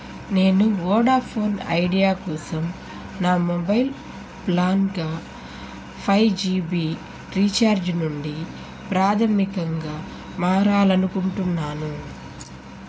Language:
Telugu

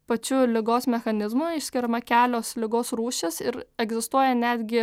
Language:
Lithuanian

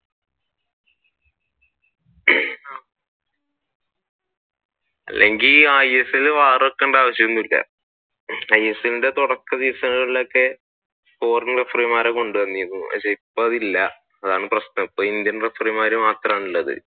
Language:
Malayalam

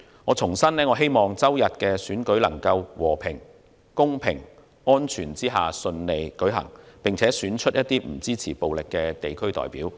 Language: Cantonese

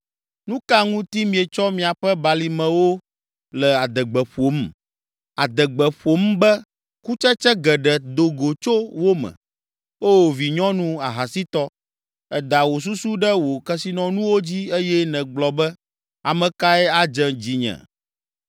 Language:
Ewe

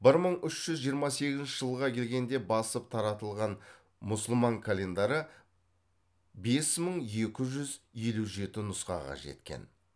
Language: Kazakh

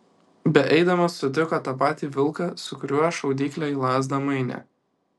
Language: Lithuanian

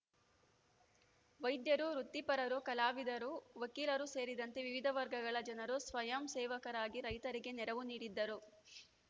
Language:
Kannada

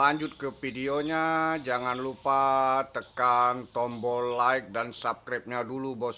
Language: Indonesian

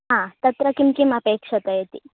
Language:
Sanskrit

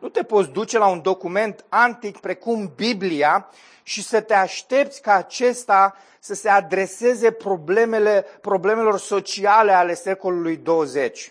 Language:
Romanian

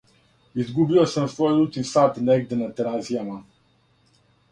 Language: Serbian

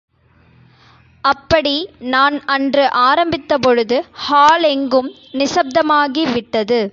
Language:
Tamil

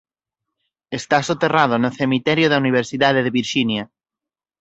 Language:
Galician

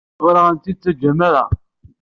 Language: Kabyle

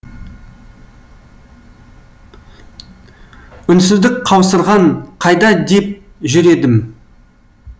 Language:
Kazakh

